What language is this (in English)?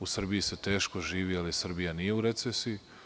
Serbian